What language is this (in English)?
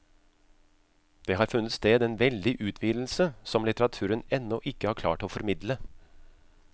Norwegian